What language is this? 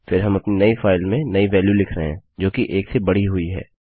Hindi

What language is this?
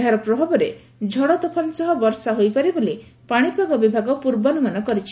Odia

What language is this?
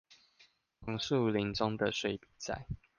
Chinese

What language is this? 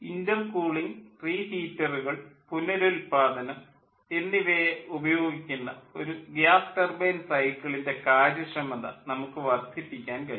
Malayalam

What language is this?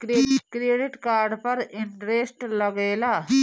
Bhojpuri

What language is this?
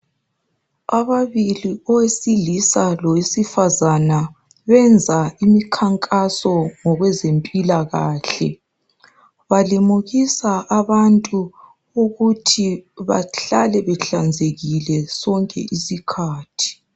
North Ndebele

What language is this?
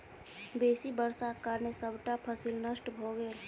Maithili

